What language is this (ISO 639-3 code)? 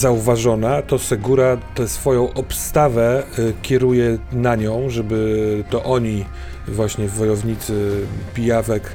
pol